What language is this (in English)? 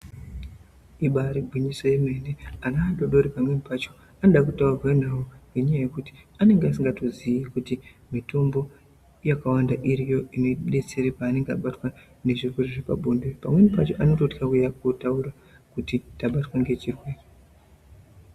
Ndau